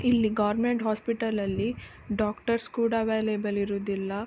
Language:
Kannada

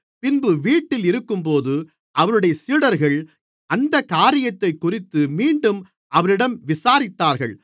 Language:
Tamil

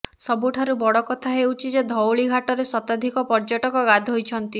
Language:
Odia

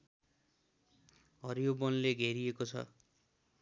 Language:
Nepali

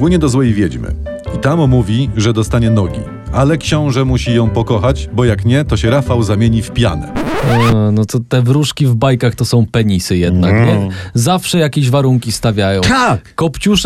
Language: Polish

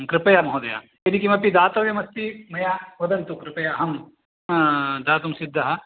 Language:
Sanskrit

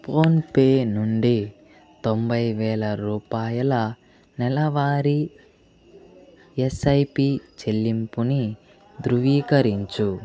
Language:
Telugu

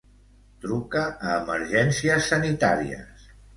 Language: Catalan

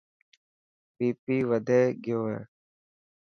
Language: Dhatki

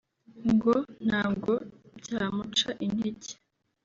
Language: Kinyarwanda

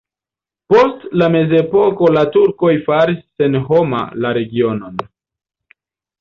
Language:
Esperanto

